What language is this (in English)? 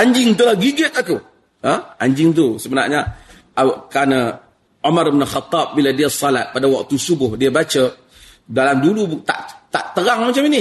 Malay